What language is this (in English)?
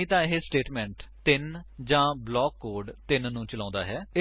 Punjabi